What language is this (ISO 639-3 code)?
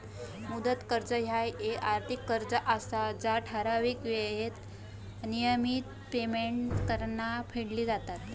mar